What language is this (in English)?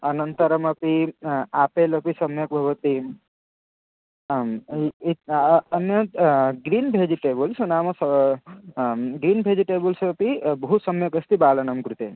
Sanskrit